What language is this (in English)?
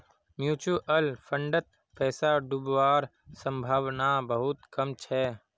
Magahi